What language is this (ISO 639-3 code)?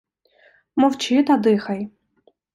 ukr